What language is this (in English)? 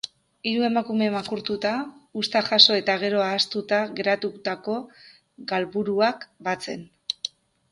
Basque